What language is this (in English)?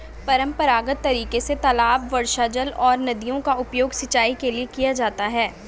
Hindi